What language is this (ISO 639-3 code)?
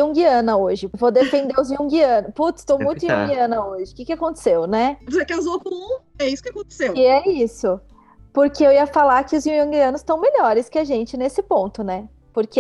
por